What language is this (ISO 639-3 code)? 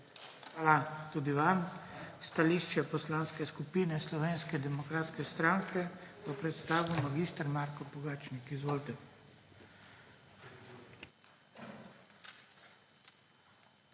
slv